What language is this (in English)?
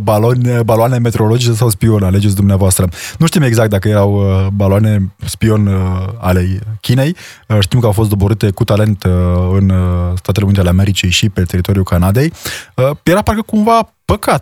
Romanian